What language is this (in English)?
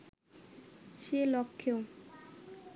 Bangla